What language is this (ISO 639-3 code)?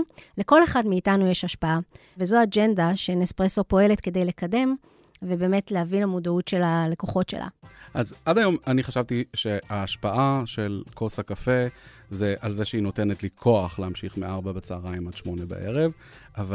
heb